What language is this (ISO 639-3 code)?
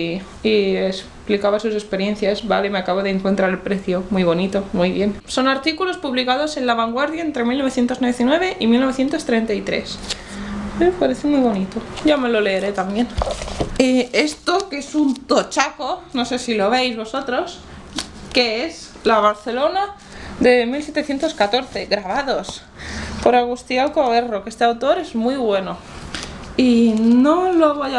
spa